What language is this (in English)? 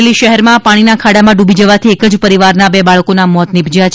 Gujarati